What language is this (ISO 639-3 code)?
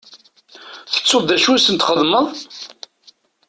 kab